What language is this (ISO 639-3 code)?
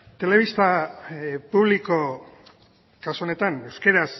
eus